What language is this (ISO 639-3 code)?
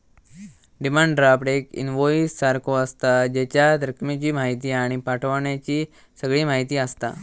mar